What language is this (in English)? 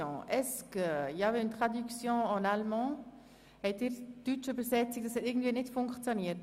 Swiss German